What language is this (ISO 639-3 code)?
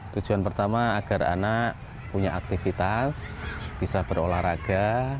ind